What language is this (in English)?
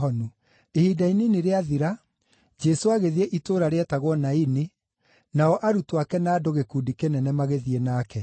Kikuyu